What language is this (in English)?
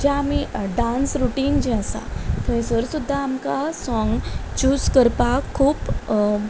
Konkani